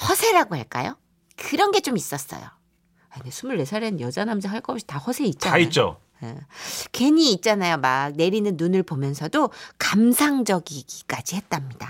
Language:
Korean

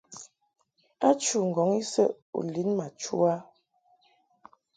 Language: Mungaka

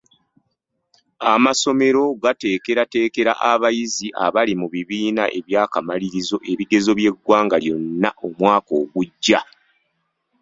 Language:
Ganda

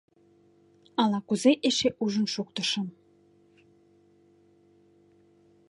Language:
Mari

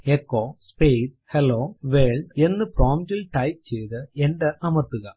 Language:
Malayalam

